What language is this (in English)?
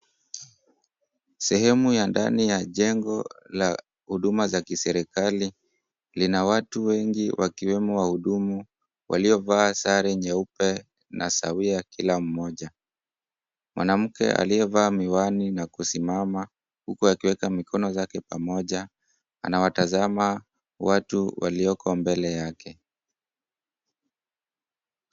Swahili